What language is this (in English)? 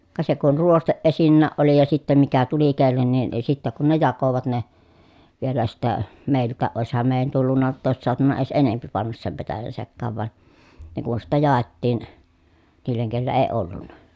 Finnish